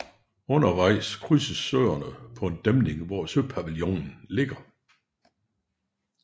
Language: Danish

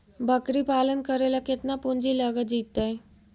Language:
Magahi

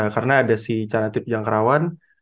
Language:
Indonesian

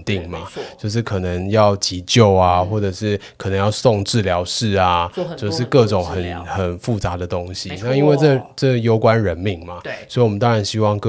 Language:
Chinese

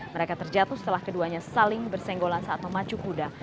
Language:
Indonesian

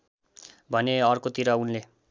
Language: Nepali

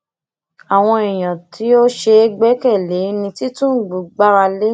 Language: Yoruba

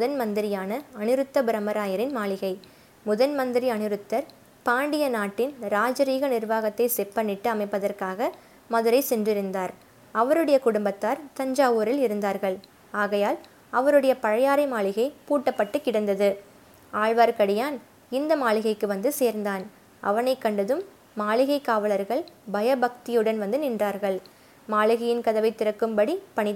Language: Tamil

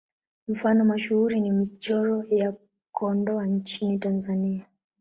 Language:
Swahili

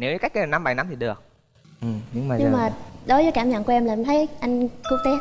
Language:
Vietnamese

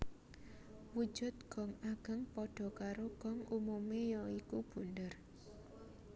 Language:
Javanese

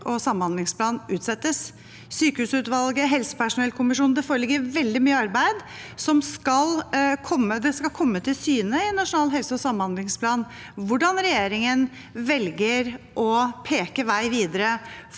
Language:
Norwegian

